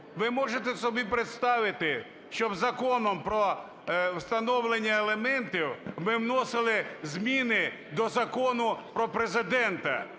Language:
Ukrainian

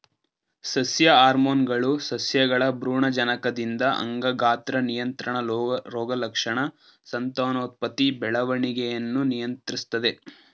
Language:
Kannada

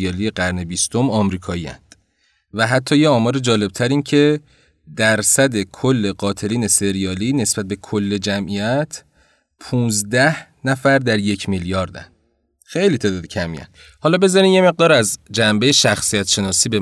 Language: Persian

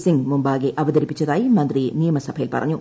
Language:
Malayalam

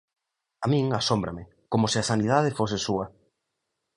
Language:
Galician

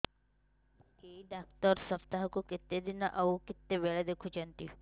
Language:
Odia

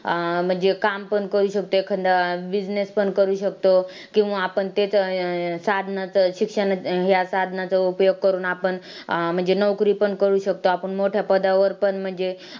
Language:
Marathi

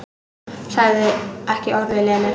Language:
Icelandic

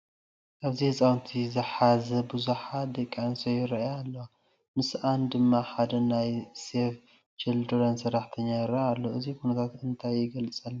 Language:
Tigrinya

